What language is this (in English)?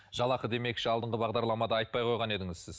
Kazakh